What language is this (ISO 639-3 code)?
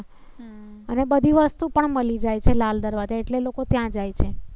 guj